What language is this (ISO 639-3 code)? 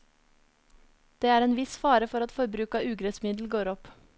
nor